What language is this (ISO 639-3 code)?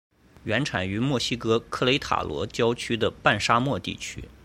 zho